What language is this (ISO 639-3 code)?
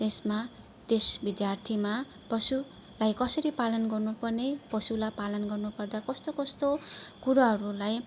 nep